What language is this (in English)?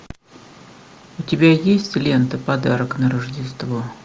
Russian